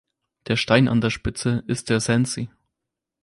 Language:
German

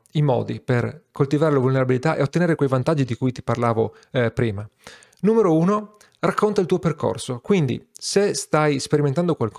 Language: Italian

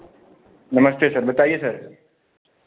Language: Hindi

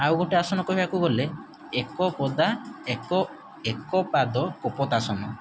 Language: Odia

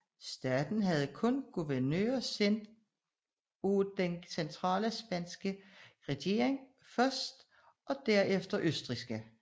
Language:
Danish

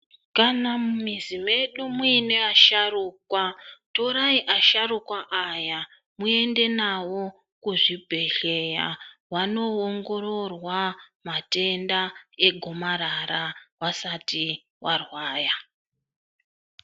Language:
Ndau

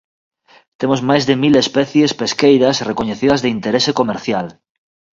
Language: Galician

